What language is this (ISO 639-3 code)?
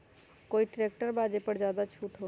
mag